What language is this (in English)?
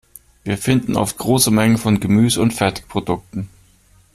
German